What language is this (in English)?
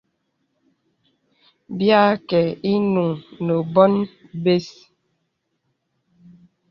Bebele